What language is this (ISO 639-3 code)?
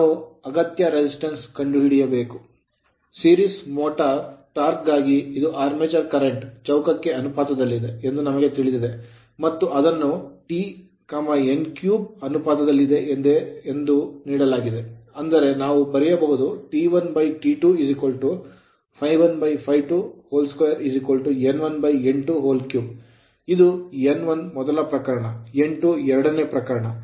kan